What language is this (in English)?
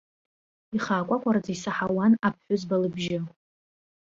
Abkhazian